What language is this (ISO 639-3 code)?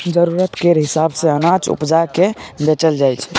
mai